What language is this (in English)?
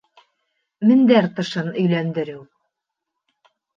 Bashkir